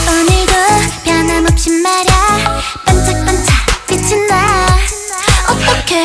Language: Korean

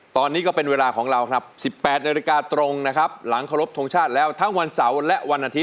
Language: Thai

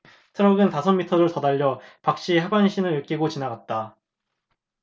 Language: Korean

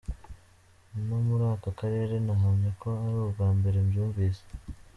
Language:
Kinyarwanda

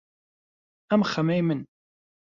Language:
Central Kurdish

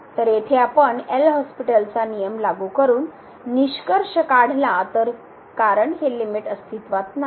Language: Marathi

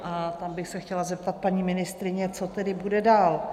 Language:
Czech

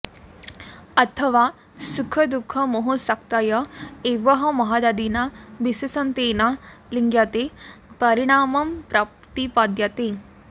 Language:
Sanskrit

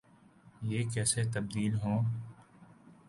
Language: Urdu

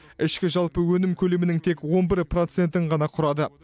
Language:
Kazakh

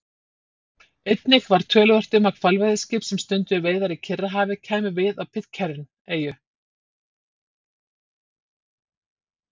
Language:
Icelandic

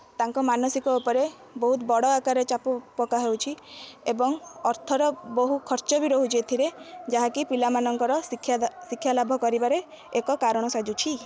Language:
Odia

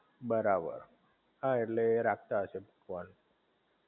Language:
Gujarati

